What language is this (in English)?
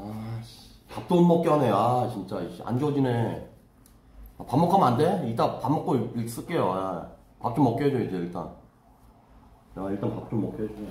Korean